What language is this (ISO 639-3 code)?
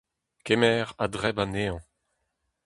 bre